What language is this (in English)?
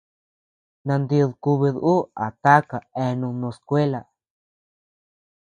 Tepeuxila Cuicatec